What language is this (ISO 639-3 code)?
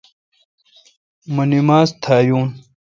xka